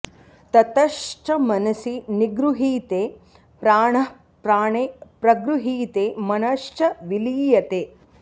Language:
Sanskrit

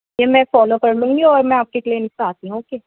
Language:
Urdu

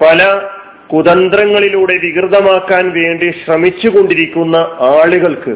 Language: Malayalam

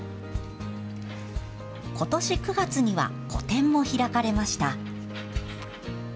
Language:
Japanese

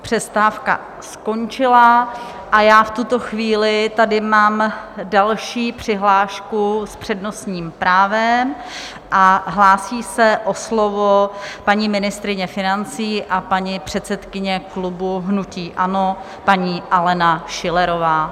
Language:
Czech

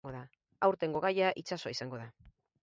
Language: Basque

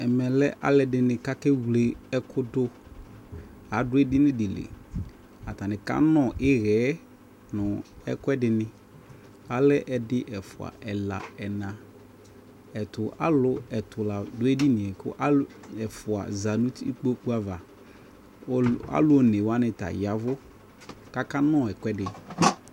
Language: Ikposo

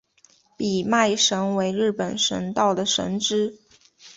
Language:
Chinese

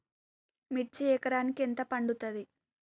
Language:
Telugu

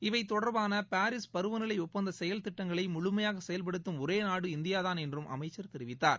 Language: Tamil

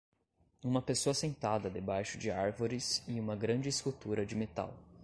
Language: Portuguese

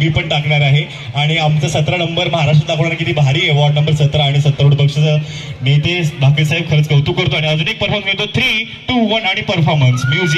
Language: Hindi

